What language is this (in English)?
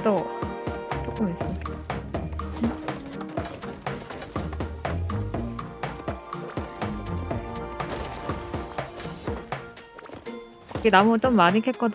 Korean